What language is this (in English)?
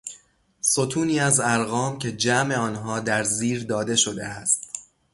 Persian